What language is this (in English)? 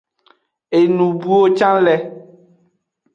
Aja (Benin)